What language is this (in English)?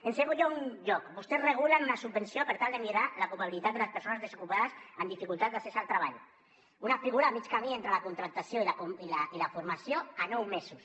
Catalan